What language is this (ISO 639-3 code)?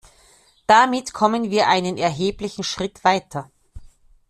deu